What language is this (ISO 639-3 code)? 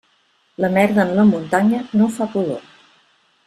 cat